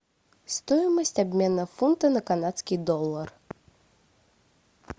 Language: Russian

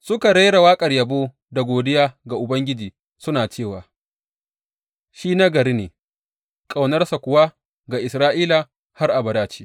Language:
Hausa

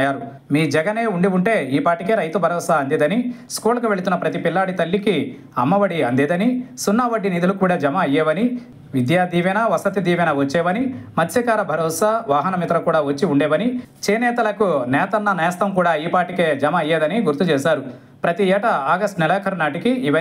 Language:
Telugu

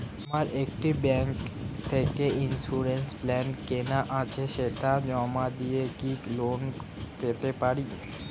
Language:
Bangla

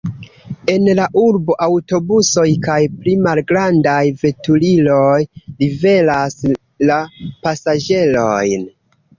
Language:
Esperanto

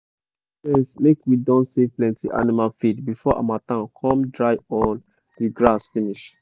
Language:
Nigerian Pidgin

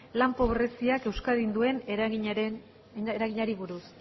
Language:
Basque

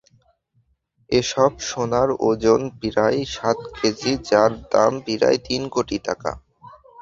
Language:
Bangla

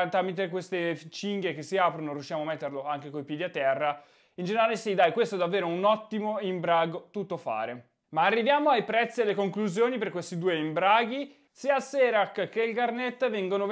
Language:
Italian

